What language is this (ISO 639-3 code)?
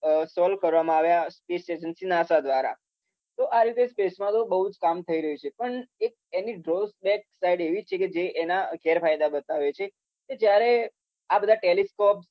guj